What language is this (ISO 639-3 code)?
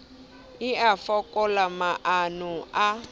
sot